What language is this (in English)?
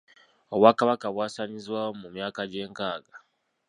Ganda